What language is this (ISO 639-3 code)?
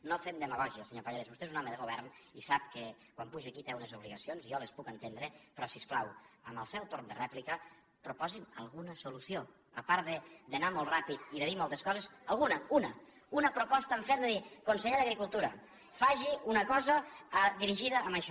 cat